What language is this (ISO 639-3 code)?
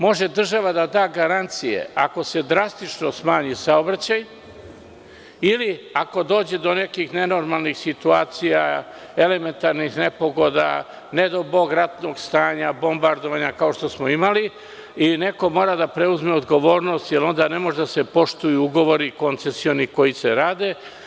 srp